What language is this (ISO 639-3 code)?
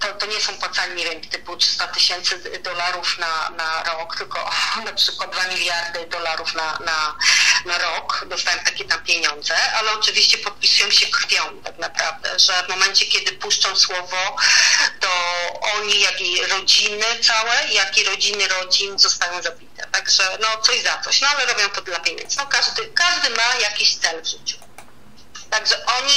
pol